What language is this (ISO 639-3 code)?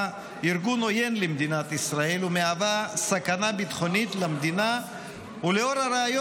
heb